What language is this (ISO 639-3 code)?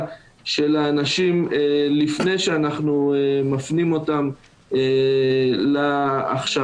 heb